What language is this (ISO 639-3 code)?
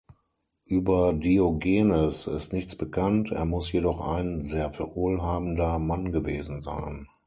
deu